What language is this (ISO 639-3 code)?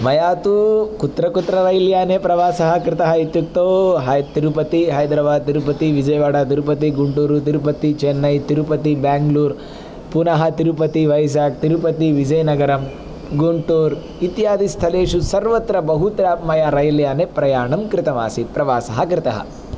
san